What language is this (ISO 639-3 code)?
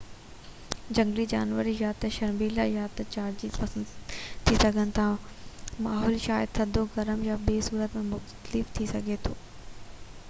snd